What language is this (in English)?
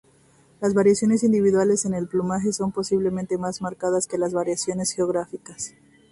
Spanish